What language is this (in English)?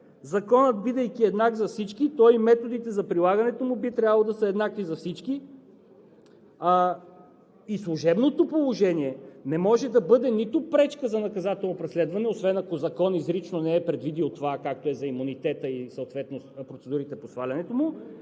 Bulgarian